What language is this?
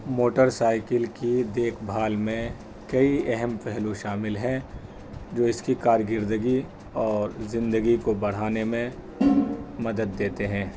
Urdu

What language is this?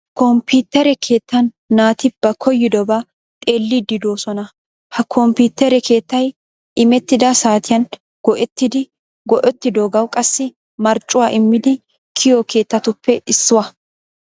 Wolaytta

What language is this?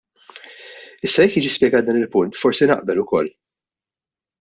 Maltese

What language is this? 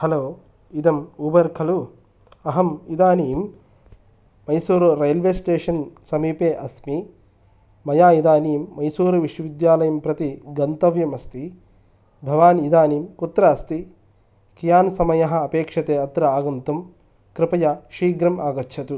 Sanskrit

